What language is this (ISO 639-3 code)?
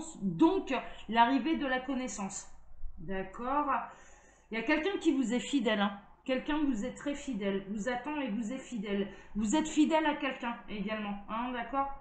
fra